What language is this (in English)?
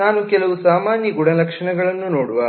Kannada